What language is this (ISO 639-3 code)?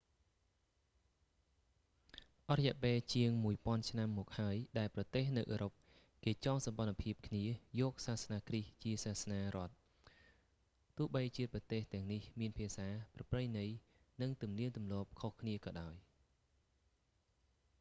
khm